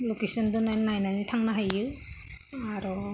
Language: Bodo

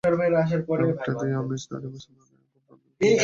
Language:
Bangla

